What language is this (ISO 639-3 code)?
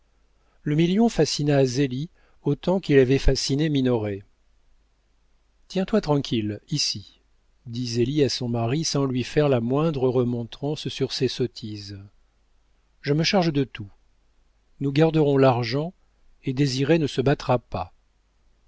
fra